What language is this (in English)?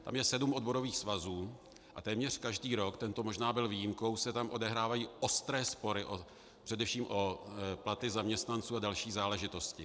Czech